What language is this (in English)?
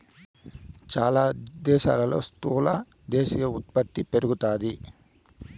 Telugu